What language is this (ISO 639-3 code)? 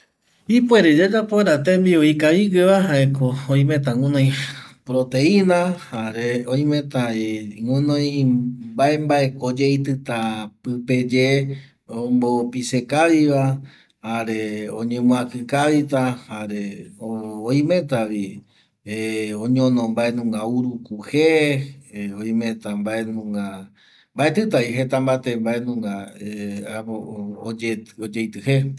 gui